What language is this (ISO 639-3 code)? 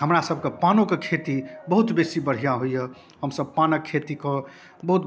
mai